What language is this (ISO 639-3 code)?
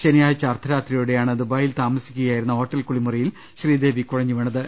mal